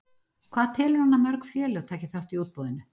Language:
Icelandic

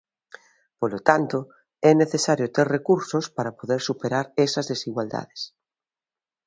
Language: Galician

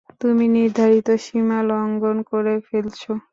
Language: Bangla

